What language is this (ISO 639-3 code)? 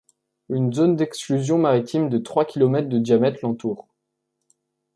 fra